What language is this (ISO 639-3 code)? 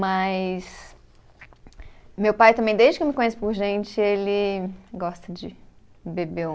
por